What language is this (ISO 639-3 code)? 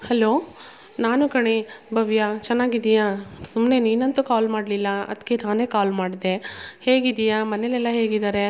kan